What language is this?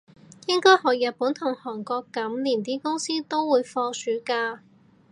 Cantonese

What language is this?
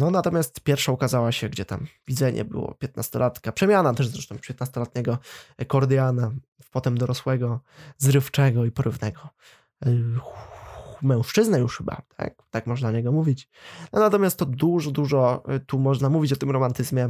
Polish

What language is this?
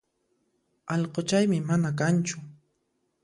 Puno Quechua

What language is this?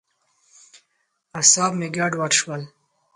Pashto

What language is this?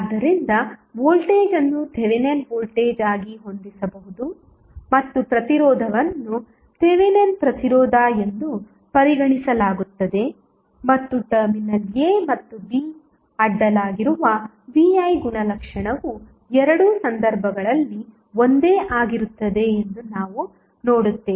Kannada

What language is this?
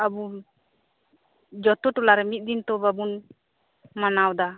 Santali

